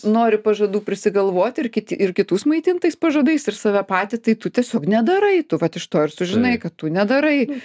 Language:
Lithuanian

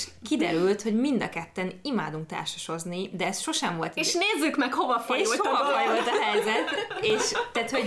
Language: Hungarian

